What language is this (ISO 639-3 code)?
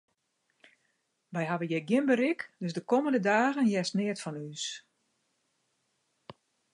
fry